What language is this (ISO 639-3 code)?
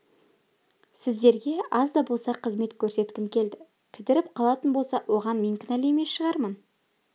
kaz